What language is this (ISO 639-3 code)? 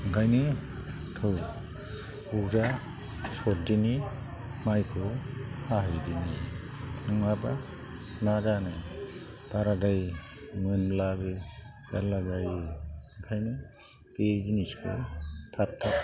brx